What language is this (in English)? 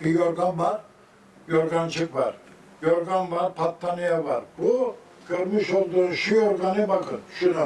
Turkish